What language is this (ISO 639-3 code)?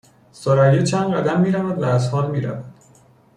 fas